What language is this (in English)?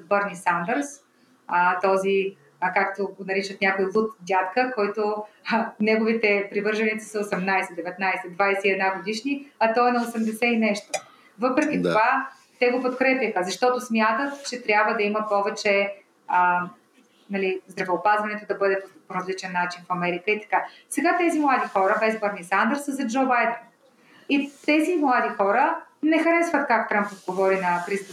Bulgarian